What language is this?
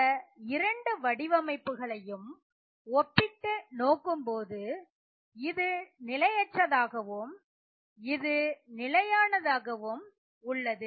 Tamil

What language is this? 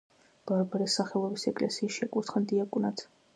Georgian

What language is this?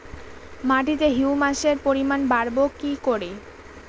Bangla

